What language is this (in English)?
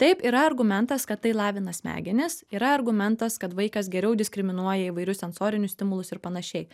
Lithuanian